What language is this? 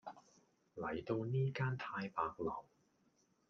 Cantonese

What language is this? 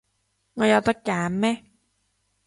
Cantonese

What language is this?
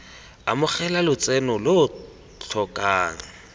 Tswana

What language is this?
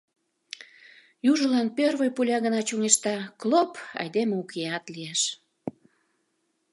Mari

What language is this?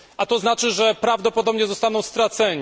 Polish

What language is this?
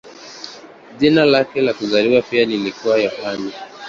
Swahili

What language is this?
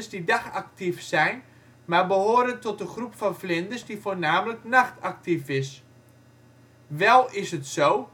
Dutch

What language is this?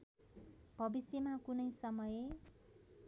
Nepali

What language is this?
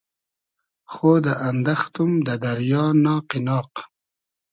Hazaragi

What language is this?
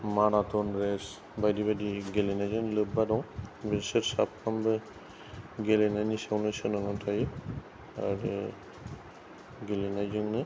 Bodo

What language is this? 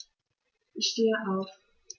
German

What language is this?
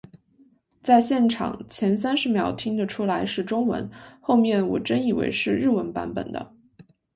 Chinese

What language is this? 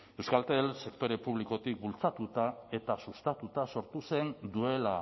Basque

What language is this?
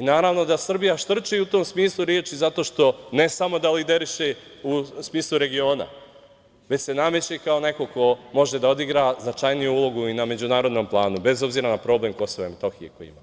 Serbian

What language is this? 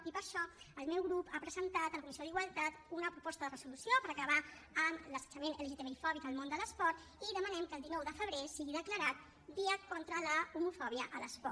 Catalan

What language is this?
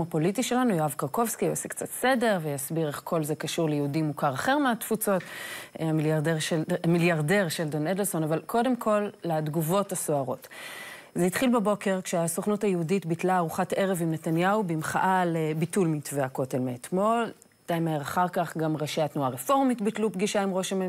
Hebrew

